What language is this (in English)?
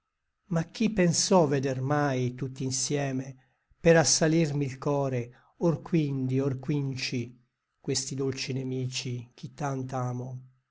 Italian